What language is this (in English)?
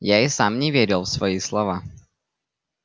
Russian